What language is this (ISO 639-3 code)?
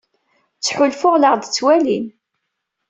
kab